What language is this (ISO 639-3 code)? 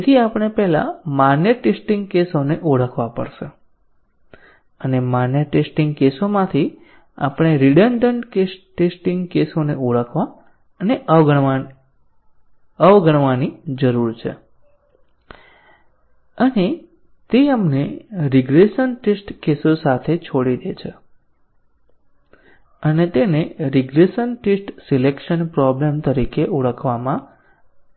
guj